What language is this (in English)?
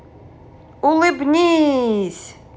Russian